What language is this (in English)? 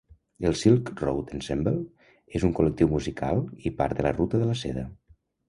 Catalan